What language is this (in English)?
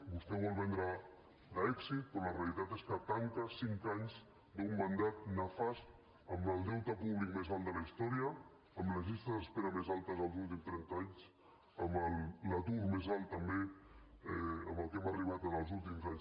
Catalan